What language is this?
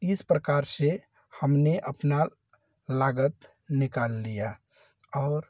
Hindi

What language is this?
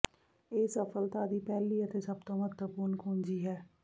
Punjabi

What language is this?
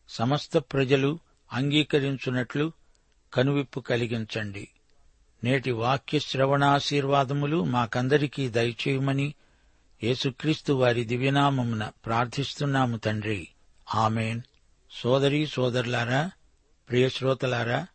Telugu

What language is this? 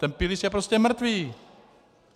Czech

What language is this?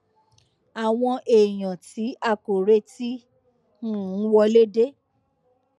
Yoruba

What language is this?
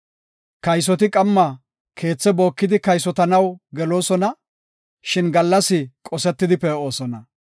Gofa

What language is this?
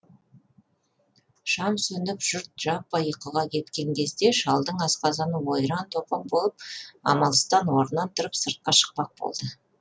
Kazakh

